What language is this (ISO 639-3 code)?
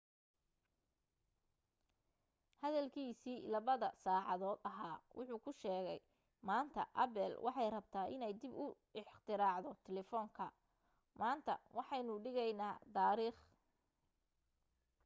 som